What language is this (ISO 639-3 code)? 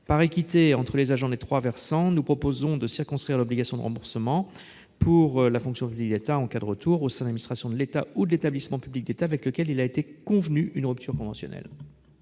fra